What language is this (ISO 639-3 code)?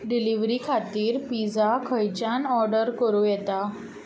kok